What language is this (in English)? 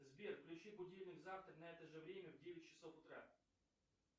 Russian